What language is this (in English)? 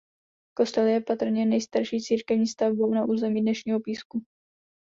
Czech